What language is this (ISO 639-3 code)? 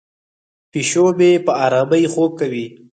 pus